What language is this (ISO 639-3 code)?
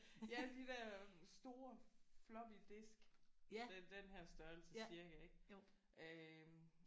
dan